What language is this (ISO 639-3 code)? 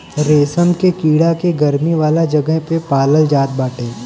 bho